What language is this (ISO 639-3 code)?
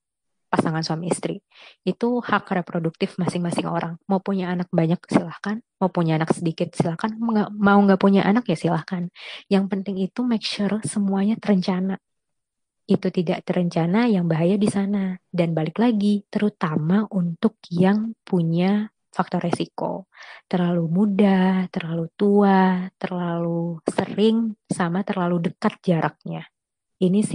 ind